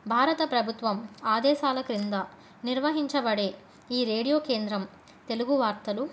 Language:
Telugu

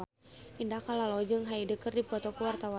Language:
Sundanese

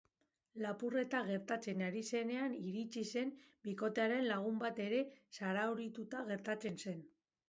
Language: Basque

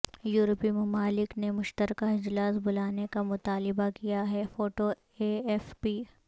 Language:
Urdu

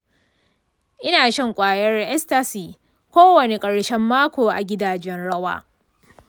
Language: Hausa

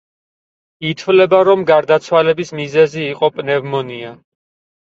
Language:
Georgian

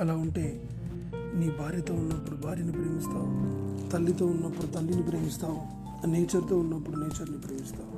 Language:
Telugu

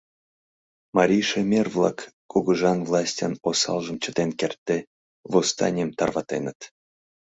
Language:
Mari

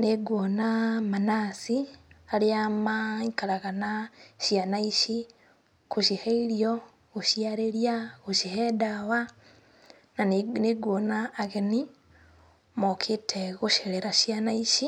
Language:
Kikuyu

